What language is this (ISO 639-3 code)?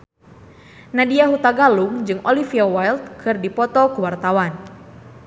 sun